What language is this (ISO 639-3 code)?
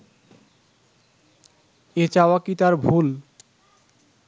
ben